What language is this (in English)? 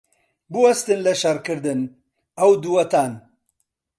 Central Kurdish